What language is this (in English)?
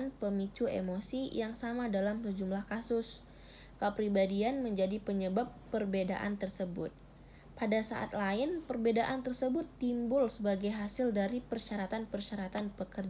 Indonesian